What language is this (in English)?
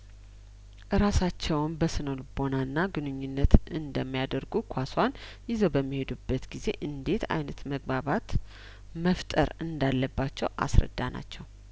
Amharic